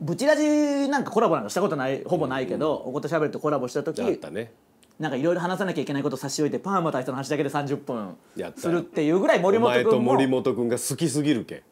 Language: Japanese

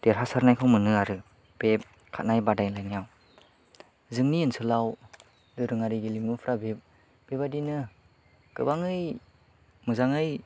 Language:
Bodo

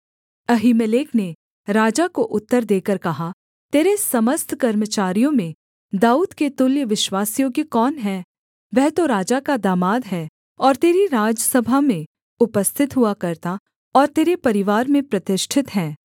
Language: Hindi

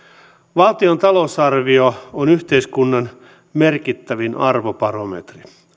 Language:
Finnish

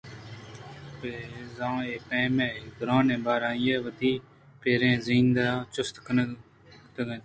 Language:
Eastern Balochi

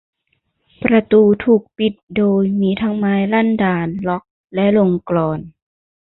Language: Thai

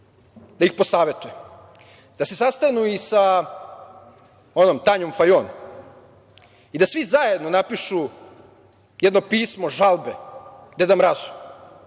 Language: Serbian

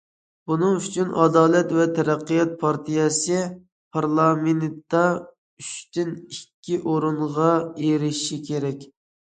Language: Uyghur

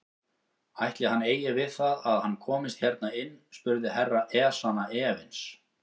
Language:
Icelandic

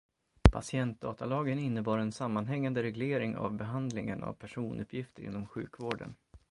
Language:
Swedish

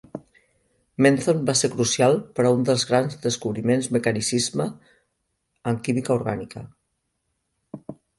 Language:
Catalan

